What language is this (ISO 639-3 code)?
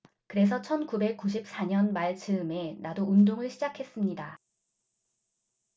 kor